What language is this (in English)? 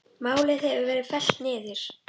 Icelandic